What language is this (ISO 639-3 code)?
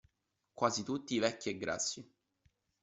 ita